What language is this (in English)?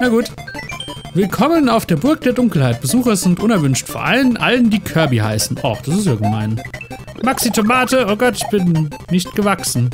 German